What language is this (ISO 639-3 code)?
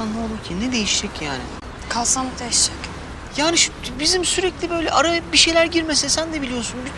tur